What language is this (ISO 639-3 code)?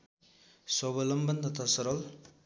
nep